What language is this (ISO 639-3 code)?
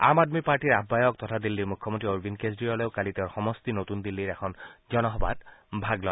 asm